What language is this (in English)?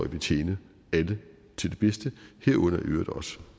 Danish